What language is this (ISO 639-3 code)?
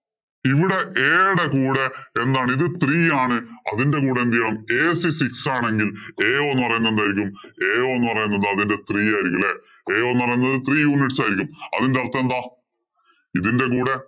mal